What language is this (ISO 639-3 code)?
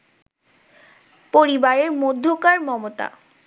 ben